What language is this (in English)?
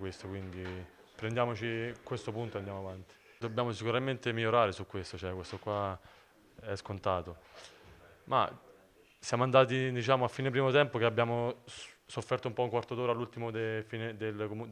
Italian